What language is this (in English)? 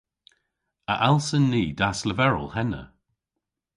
Cornish